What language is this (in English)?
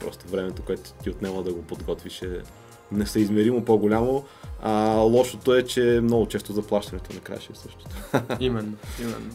Bulgarian